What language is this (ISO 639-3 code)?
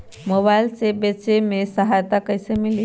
mag